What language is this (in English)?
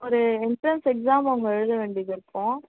Tamil